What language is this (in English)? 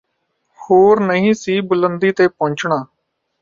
Punjabi